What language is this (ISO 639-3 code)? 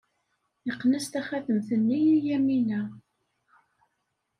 kab